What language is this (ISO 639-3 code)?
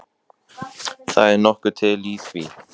isl